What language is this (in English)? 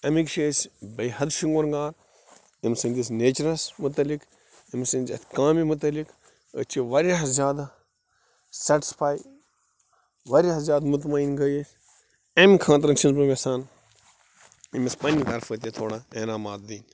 Kashmiri